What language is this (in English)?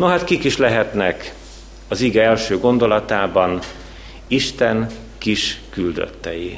Hungarian